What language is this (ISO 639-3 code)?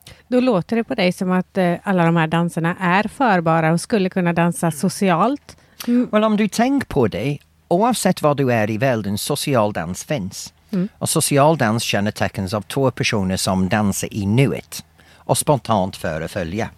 swe